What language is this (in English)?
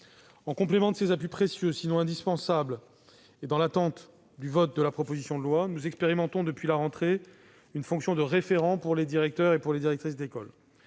French